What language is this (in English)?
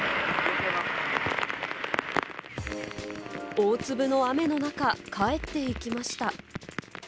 Japanese